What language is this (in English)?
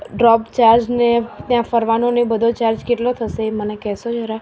Gujarati